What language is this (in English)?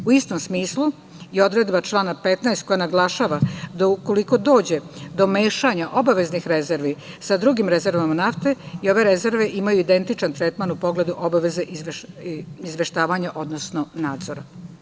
Serbian